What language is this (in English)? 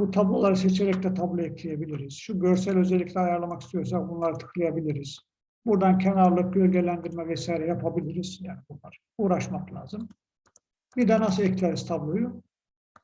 Turkish